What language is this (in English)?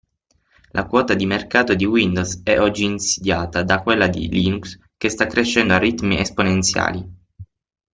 Italian